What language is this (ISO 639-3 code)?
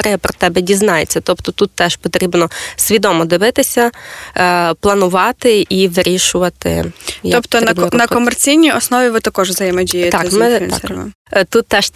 ukr